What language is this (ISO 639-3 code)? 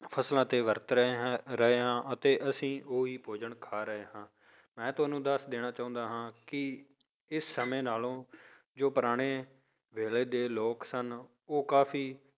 pan